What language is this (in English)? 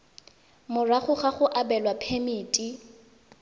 Tswana